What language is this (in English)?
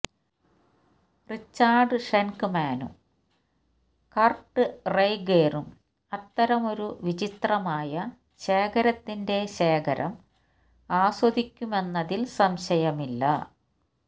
Malayalam